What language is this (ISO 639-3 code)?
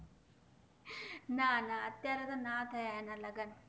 guj